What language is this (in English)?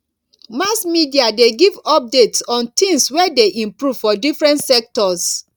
Nigerian Pidgin